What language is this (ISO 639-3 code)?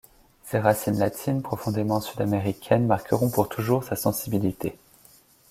fra